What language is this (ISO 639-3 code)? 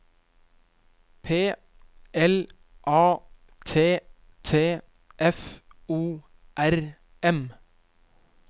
nor